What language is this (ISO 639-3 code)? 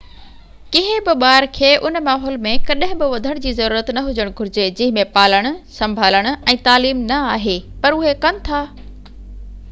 snd